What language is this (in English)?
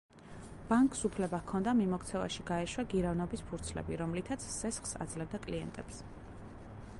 Georgian